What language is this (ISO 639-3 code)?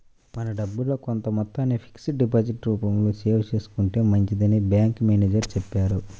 tel